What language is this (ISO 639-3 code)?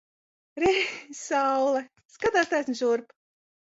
lav